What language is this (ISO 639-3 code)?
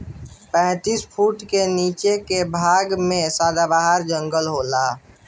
bho